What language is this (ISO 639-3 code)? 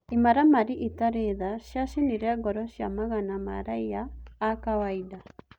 kik